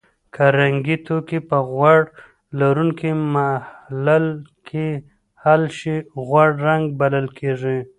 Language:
Pashto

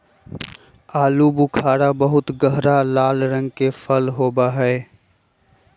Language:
Magahi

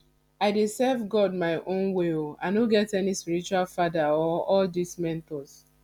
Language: Nigerian Pidgin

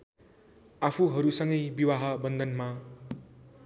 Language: Nepali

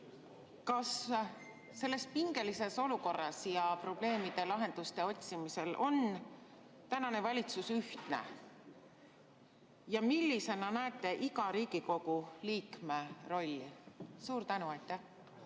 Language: Estonian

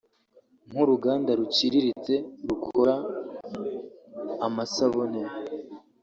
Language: Kinyarwanda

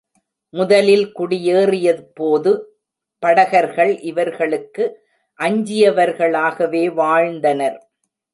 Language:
Tamil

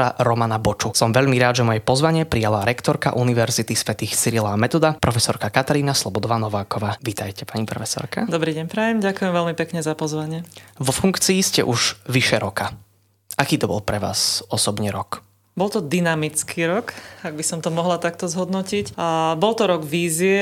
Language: Slovak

